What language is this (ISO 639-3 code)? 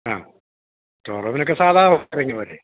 mal